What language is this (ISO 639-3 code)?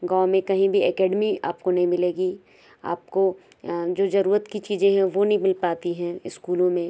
hin